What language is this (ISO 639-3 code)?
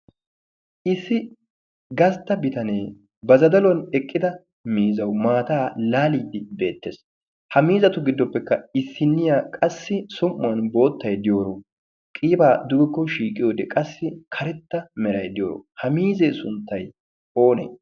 wal